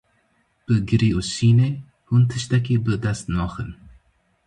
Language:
Kurdish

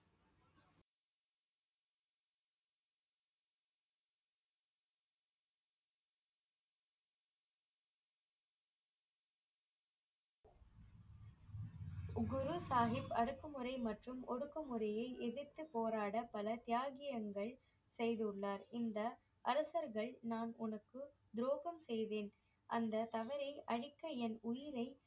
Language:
Tamil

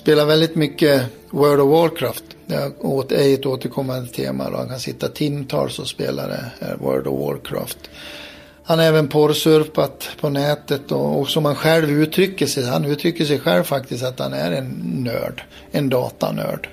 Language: Swedish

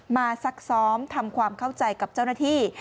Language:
Thai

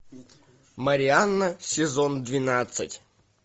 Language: Russian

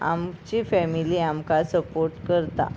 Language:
Konkani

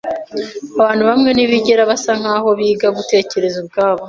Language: Kinyarwanda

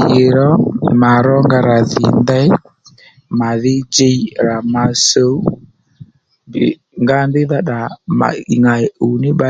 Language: Lendu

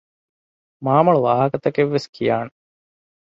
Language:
Divehi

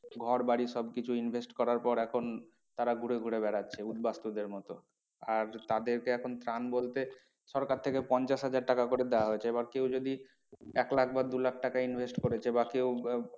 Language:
Bangla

